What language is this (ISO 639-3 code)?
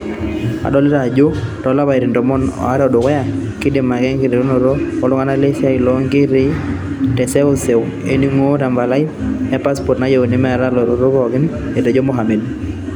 mas